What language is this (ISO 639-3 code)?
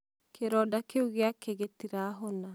kik